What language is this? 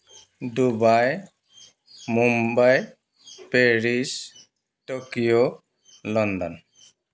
Assamese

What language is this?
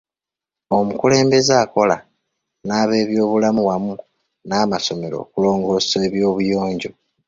Ganda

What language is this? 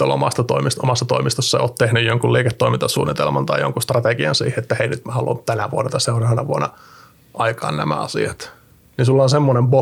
Finnish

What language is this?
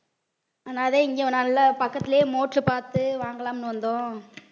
Tamil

